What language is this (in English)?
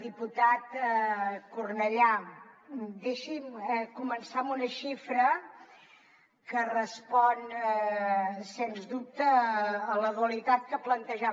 Catalan